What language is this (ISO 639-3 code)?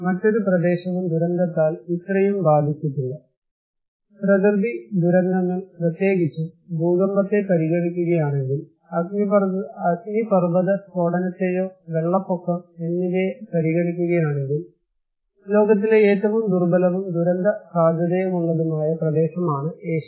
mal